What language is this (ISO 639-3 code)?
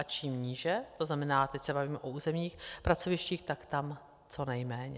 ces